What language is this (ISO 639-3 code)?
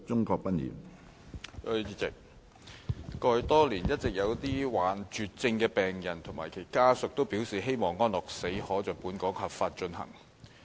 yue